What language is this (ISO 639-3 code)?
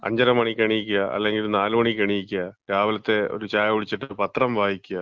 mal